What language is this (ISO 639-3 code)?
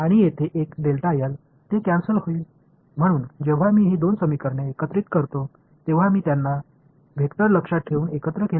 tam